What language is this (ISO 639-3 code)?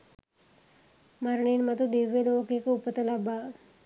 sin